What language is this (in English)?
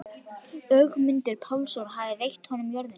Icelandic